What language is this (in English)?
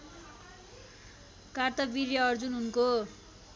Nepali